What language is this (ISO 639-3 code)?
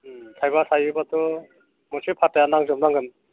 brx